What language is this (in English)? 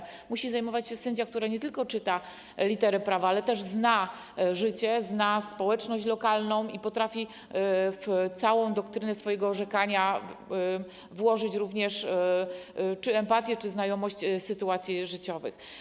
Polish